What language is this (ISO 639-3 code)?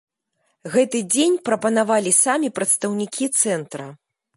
bel